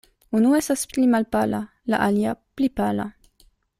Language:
Esperanto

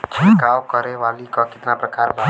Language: Bhojpuri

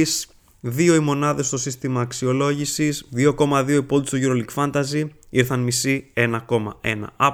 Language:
Greek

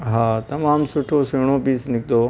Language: Sindhi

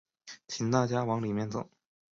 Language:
Chinese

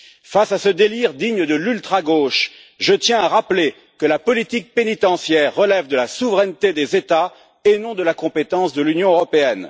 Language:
French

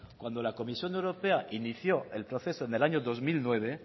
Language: Spanish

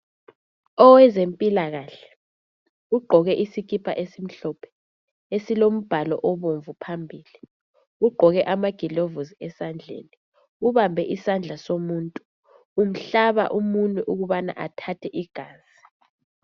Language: North Ndebele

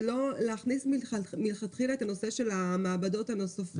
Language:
Hebrew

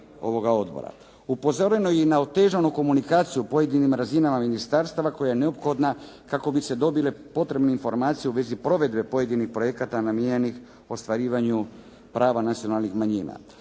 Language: Croatian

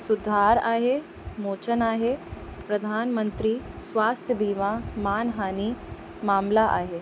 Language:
Sindhi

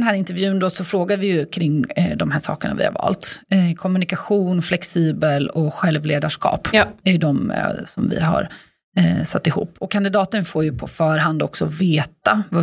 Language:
Swedish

